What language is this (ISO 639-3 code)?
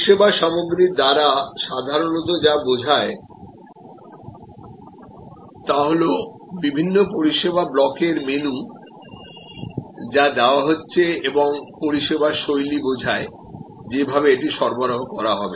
ben